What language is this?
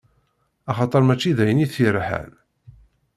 Kabyle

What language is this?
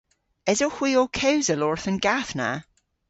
Cornish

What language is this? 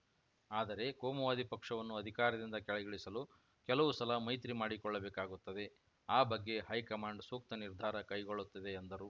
Kannada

